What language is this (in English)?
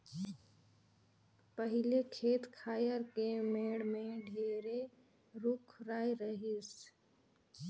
Chhattisgarhi